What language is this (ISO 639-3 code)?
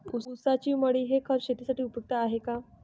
mar